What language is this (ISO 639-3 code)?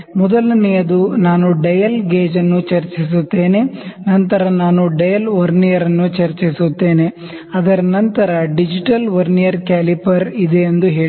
kan